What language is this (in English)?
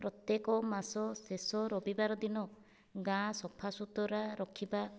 Odia